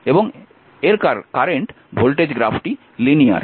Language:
Bangla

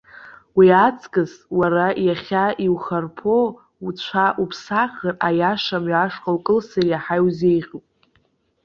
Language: Abkhazian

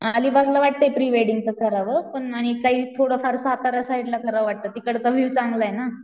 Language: Marathi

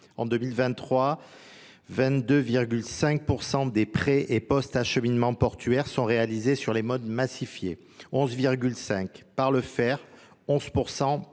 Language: French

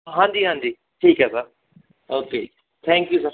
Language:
Punjabi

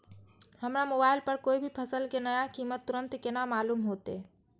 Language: Maithili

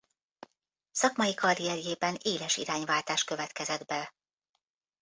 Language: Hungarian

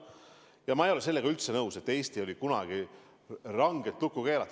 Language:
Estonian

